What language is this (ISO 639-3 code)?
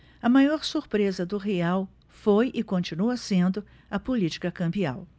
por